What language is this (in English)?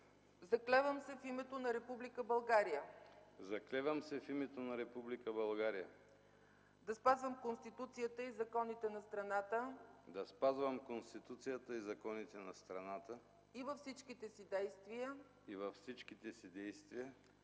Bulgarian